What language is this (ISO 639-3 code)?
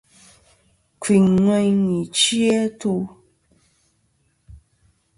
bkm